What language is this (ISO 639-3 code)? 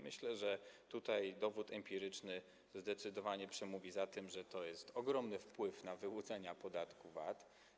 pol